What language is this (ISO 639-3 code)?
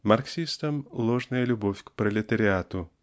rus